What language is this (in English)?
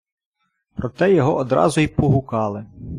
Ukrainian